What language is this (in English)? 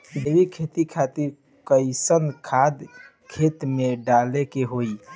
Bhojpuri